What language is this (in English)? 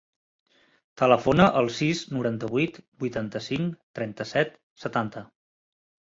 Catalan